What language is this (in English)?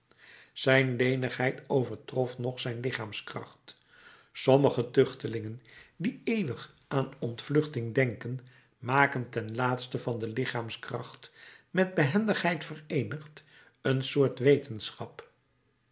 Dutch